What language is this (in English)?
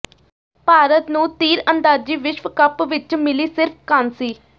Punjabi